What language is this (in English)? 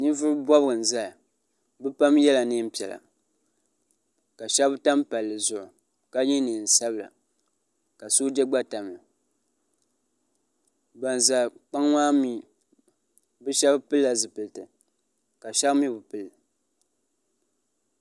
Dagbani